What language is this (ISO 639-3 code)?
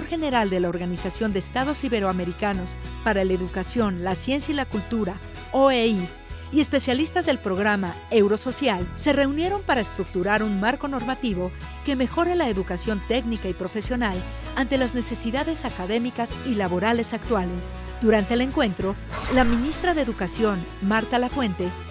spa